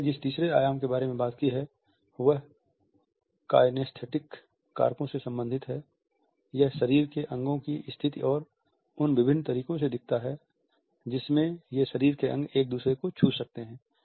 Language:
Hindi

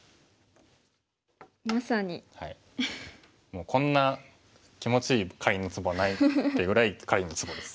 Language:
Japanese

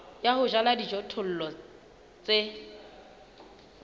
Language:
Southern Sotho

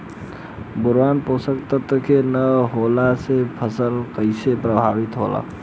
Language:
Bhojpuri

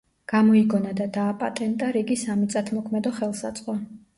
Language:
Georgian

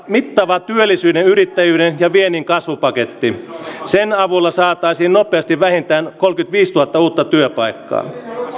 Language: Finnish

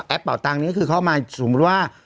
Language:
Thai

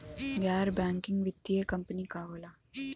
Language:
Bhojpuri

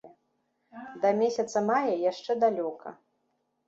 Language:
Belarusian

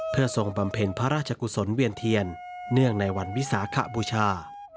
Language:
Thai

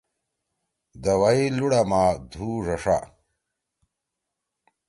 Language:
Torwali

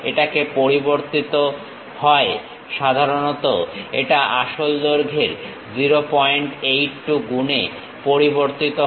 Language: Bangla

